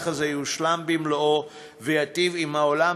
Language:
Hebrew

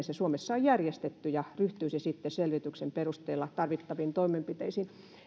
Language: Finnish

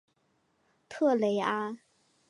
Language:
Chinese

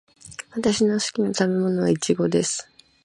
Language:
Japanese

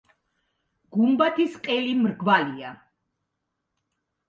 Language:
Georgian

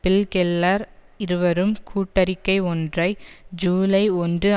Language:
Tamil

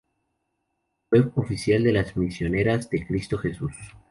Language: Spanish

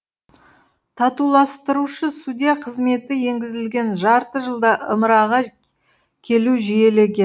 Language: Kazakh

